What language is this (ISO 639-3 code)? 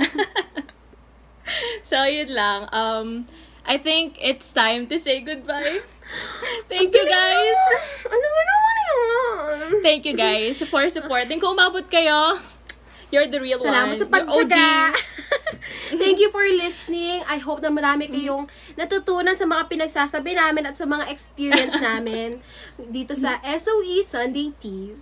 fil